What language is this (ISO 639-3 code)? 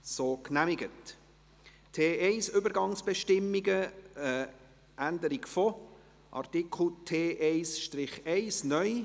gsw